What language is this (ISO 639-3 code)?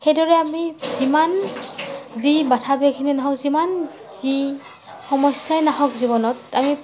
asm